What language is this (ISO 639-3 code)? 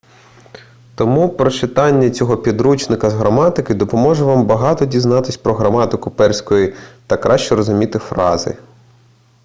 ukr